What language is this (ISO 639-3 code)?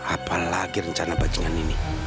ind